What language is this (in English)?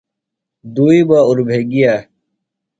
Phalura